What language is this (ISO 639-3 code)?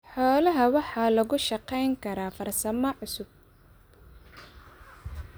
som